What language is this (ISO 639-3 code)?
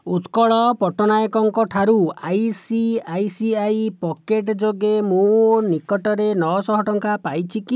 ori